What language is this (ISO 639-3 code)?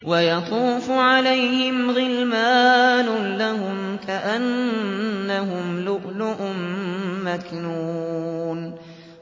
ara